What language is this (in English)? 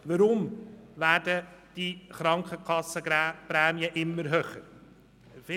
Swiss German